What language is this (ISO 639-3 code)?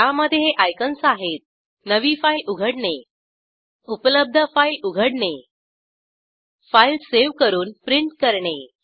mar